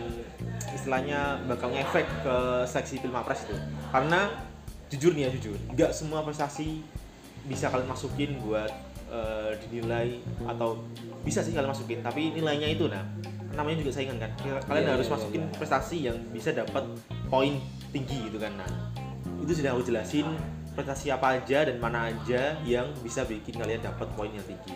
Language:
Indonesian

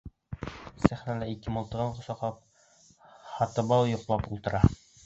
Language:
Bashkir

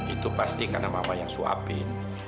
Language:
Indonesian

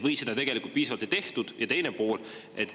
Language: Estonian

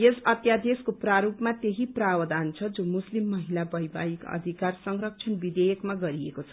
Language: Nepali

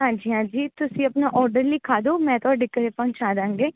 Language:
Punjabi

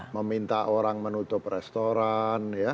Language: Indonesian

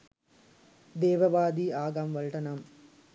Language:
Sinhala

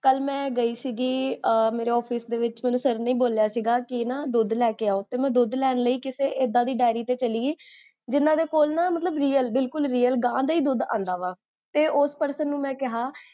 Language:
Punjabi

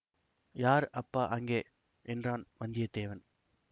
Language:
Tamil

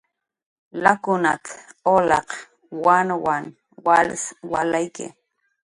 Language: Jaqaru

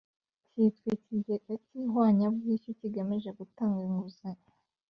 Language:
Kinyarwanda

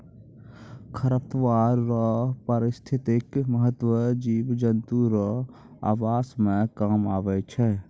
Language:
Maithili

